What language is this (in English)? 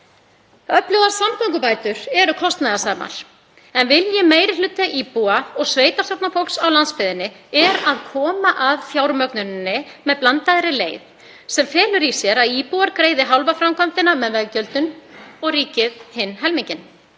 Icelandic